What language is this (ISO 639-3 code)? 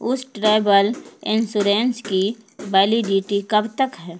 urd